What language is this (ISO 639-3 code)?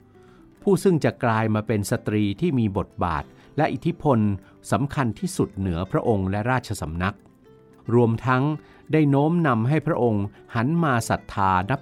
tha